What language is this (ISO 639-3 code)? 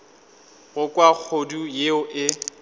nso